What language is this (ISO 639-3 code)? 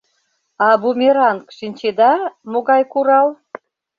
chm